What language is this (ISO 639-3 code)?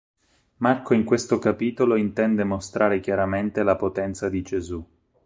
ita